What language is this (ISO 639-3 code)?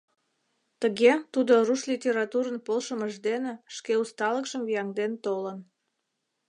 chm